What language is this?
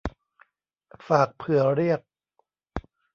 Thai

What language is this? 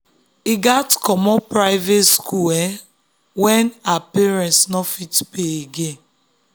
Nigerian Pidgin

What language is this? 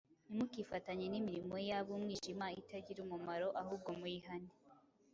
Kinyarwanda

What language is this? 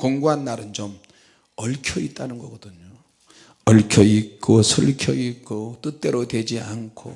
Korean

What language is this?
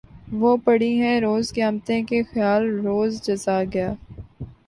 Urdu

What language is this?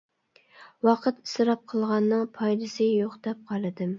Uyghur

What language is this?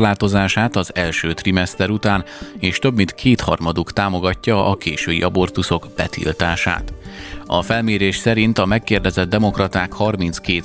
Hungarian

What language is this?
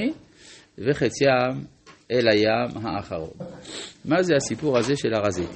Hebrew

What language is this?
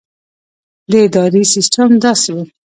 Pashto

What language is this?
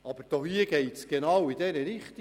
Swiss German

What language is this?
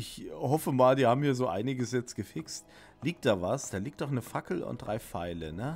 German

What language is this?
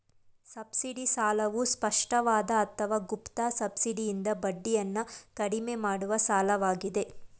Kannada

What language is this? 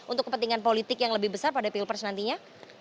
Indonesian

